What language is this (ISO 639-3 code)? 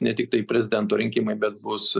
lit